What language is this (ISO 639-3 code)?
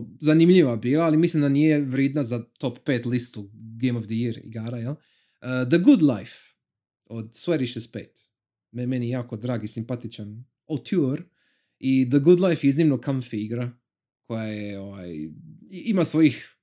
hrv